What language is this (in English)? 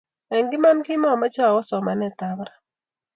Kalenjin